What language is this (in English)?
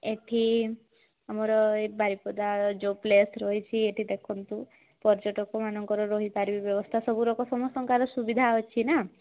Odia